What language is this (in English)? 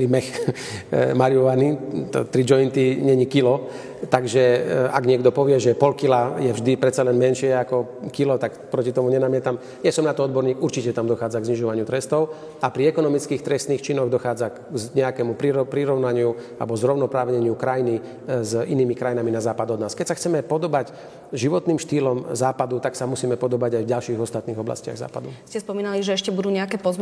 Slovak